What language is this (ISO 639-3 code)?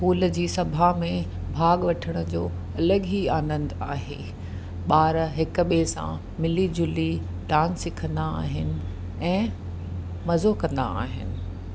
snd